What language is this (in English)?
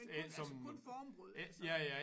Danish